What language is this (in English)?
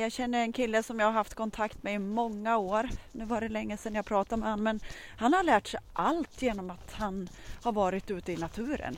Swedish